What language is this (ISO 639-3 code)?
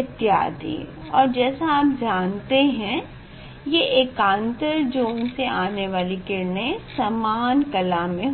hin